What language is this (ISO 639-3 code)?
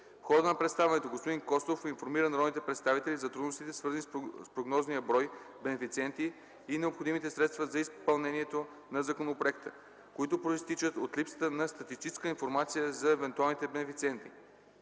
bul